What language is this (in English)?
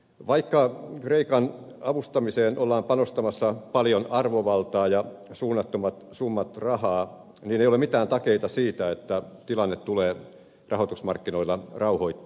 Finnish